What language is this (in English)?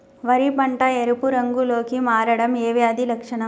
Telugu